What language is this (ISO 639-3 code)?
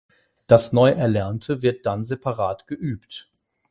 deu